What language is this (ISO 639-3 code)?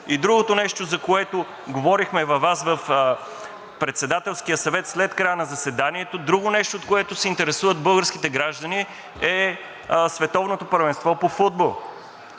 bul